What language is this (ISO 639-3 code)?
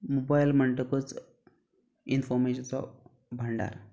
kok